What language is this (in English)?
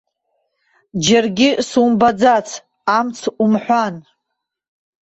Abkhazian